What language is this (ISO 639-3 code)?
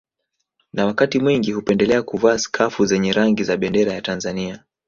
swa